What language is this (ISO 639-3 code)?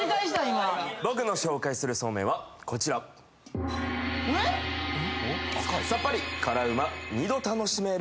jpn